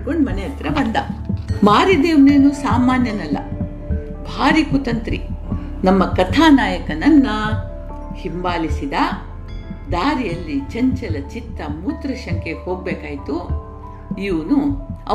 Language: Kannada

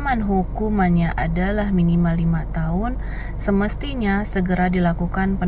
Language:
Indonesian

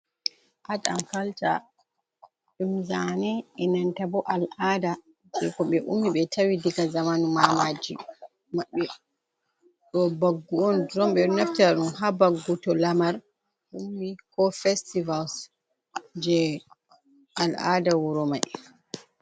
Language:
Fula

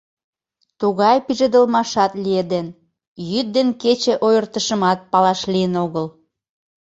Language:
Mari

